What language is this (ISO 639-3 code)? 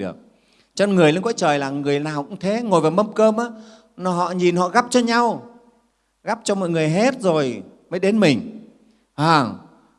vie